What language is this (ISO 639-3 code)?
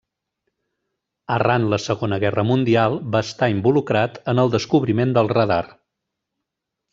cat